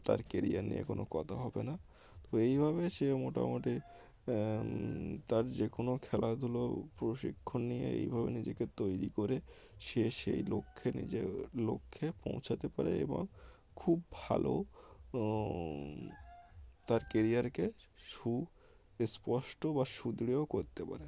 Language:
Bangla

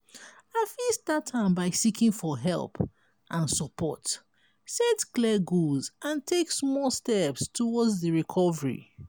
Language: Nigerian Pidgin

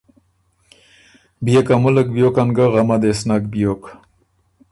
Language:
Ormuri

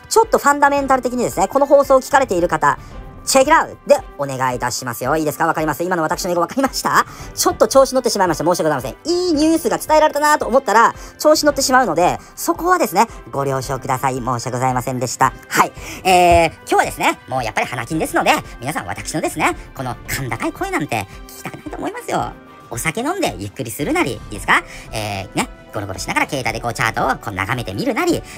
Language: Japanese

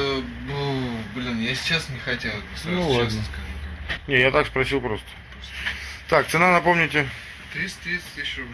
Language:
Russian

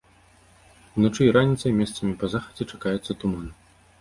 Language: Belarusian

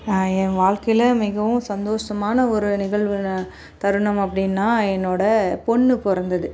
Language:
Tamil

